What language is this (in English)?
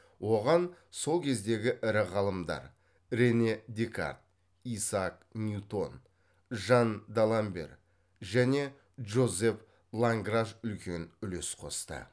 Kazakh